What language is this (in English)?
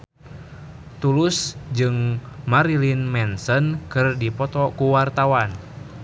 Sundanese